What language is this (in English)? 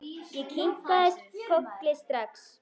Icelandic